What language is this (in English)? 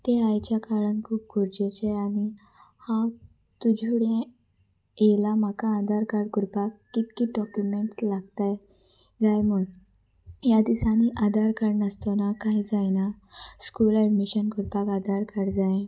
Konkani